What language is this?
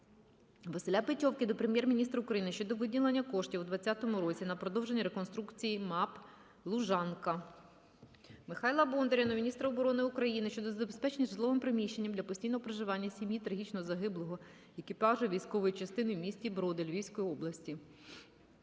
Ukrainian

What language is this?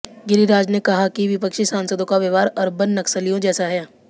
Hindi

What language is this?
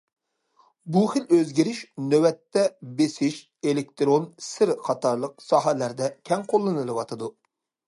Uyghur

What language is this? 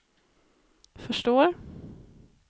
Swedish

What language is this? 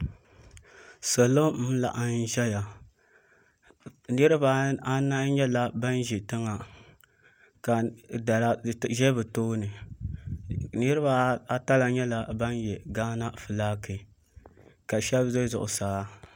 Dagbani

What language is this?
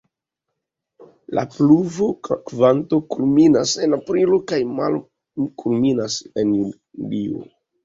Esperanto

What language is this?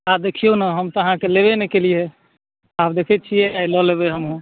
Maithili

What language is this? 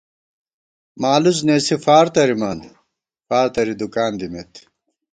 Gawar-Bati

